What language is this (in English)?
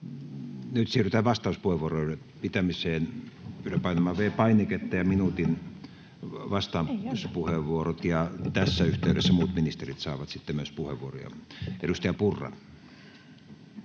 Finnish